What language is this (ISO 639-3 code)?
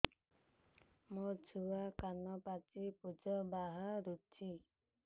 ori